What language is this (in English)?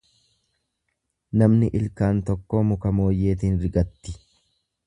Oromo